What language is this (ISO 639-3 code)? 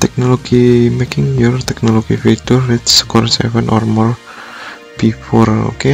ind